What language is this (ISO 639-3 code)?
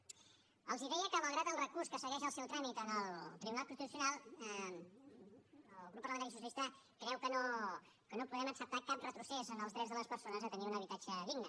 cat